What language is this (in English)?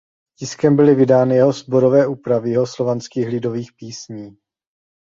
Czech